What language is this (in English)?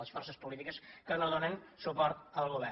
Catalan